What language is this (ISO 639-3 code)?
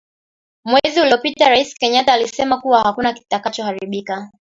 swa